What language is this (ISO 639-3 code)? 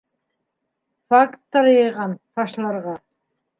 bak